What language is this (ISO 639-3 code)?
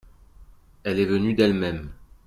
fra